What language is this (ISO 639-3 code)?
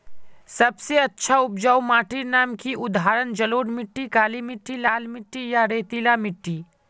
mag